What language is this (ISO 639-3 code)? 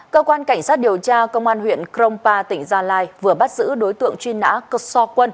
vie